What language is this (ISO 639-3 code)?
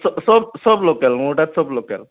asm